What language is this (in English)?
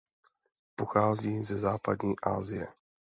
Czech